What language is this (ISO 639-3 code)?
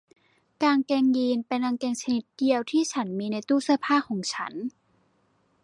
tha